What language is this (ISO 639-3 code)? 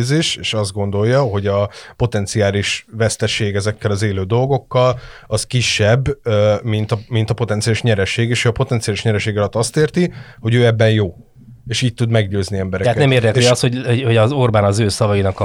hun